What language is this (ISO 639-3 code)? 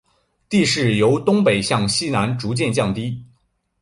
zho